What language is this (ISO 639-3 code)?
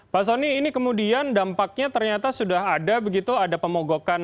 ind